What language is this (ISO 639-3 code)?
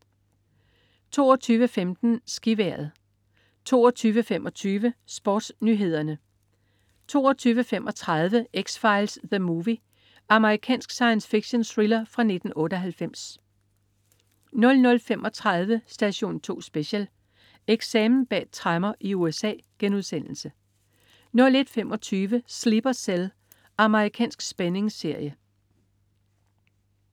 dan